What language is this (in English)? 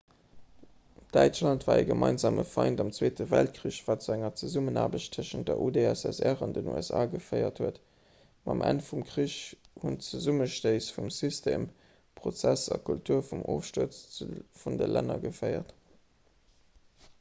Luxembourgish